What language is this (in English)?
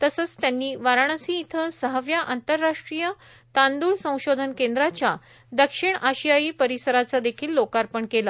Marathi